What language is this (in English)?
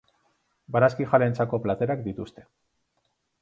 Basque